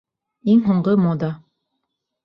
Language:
Bashkir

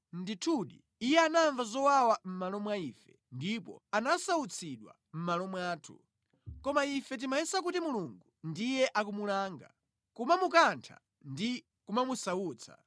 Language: Nyanja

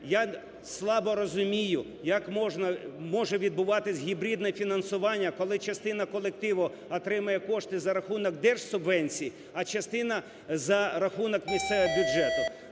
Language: Ukrainian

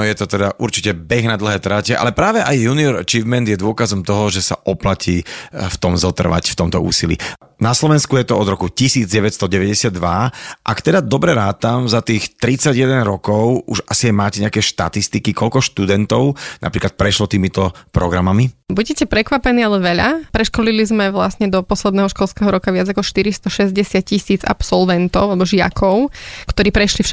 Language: Slovak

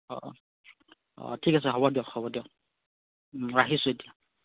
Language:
Assamese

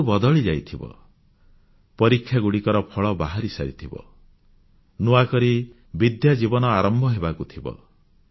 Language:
Odia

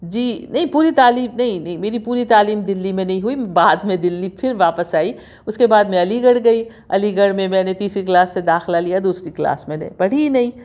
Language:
Urdu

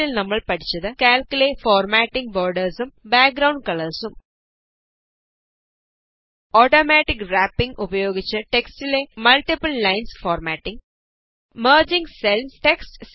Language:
Malayalam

